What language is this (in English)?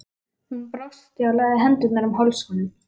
Icelandic